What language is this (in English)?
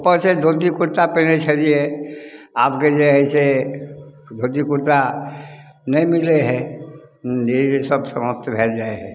Maithili